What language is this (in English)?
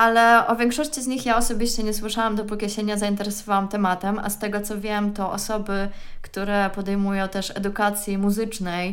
Polish